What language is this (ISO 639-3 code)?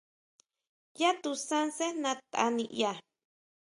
mau